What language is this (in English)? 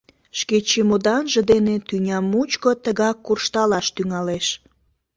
Mari